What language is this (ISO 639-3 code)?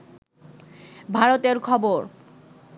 ben